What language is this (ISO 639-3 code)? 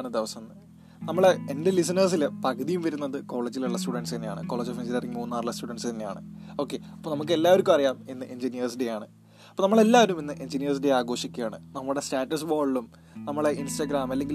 mal